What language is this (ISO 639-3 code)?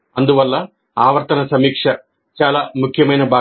tel